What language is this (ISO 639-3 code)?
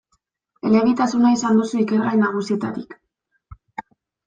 eus